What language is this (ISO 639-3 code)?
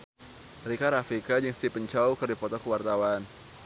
sun